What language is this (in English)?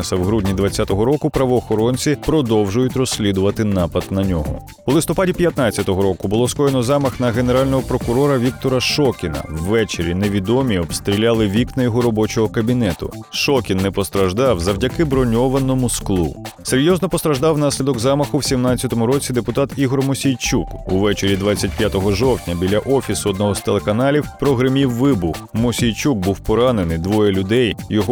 Ukrainian